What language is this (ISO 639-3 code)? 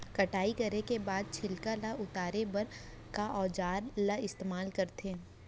hne